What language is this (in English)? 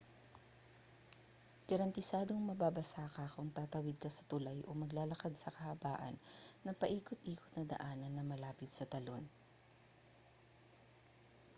Filipino